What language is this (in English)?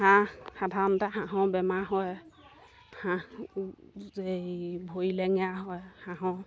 Assamese